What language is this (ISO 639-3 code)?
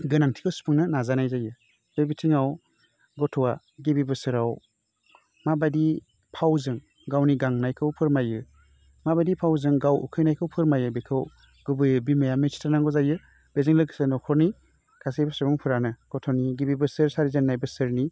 brx